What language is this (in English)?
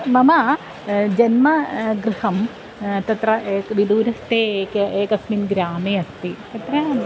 Sanskrit